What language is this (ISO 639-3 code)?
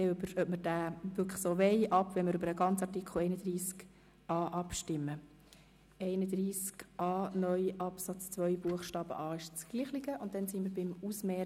gsw